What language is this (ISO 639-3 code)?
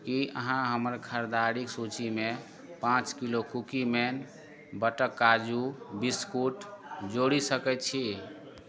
mai